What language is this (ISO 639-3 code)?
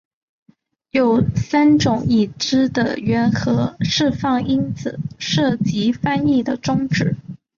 zho